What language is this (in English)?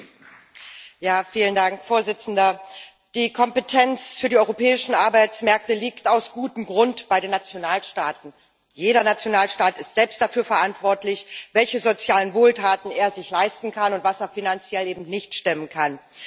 German